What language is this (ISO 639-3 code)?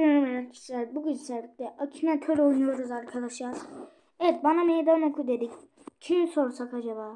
tur